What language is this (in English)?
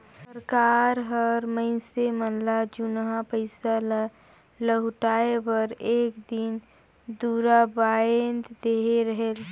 Chhattisgarhi